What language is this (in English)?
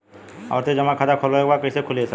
Bhojpuri